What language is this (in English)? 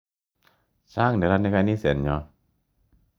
Kalenjin